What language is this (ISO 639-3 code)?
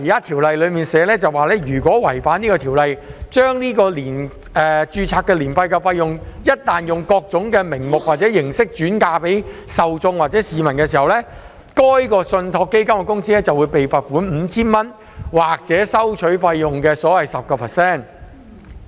yue